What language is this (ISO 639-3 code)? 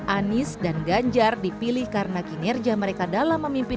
ind